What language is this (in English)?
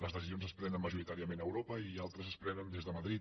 Catalan